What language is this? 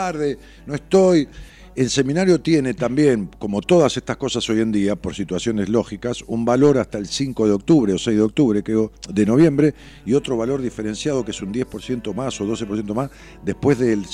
Spanish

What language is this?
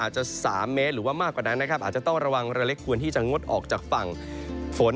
Thai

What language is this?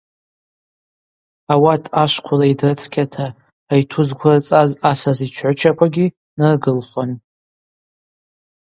Abaza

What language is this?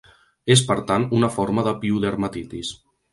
Catalan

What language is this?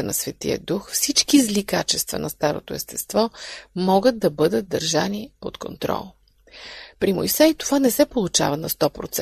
Bulgarian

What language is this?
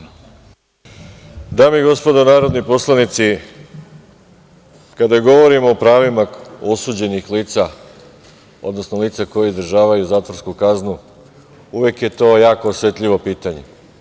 Serbian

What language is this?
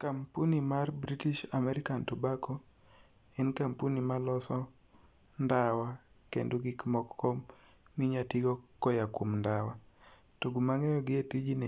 Luo (Kenya and Tanzania)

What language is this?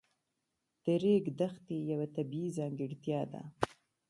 Pashto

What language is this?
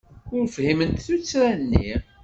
Kabyle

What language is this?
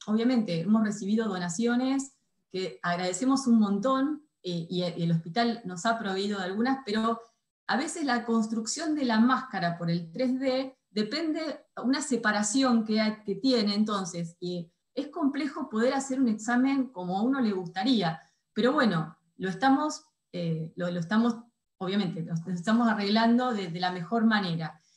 Spanish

